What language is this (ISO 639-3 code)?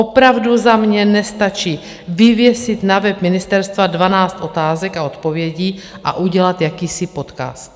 ces